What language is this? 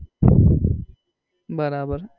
Gujarati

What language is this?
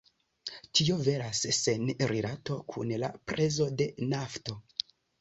Esperanto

